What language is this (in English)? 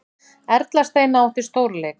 Icelandic